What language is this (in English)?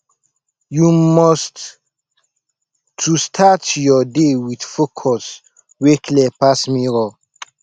Nigerian Pidgin